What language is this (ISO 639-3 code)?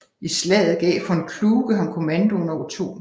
dan